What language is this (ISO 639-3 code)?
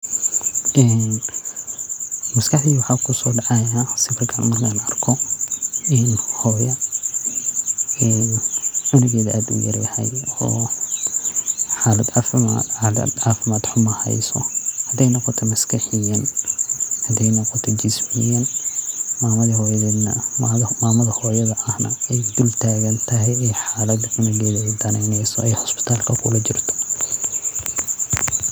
som